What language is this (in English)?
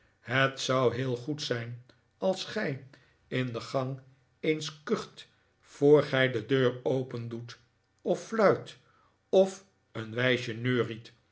Dutch